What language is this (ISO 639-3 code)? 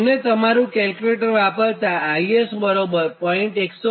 guj